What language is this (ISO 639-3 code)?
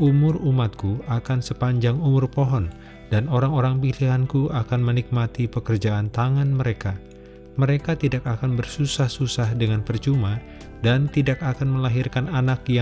ind